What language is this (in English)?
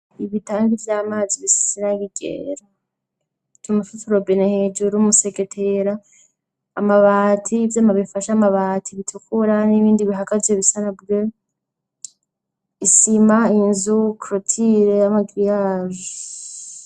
Rundi